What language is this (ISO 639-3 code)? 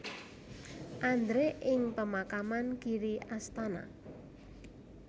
jav